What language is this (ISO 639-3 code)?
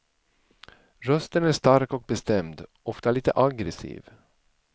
swe